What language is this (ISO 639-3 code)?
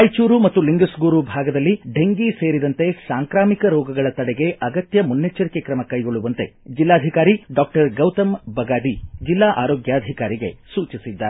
kan